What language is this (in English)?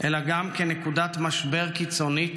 Hebrew